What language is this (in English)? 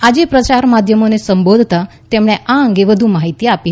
Gujarati